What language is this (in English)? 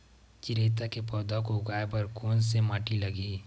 Chhattisgarhi